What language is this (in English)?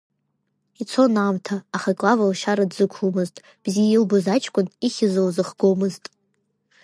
Abkhazian